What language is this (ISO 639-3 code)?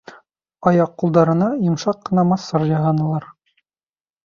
bak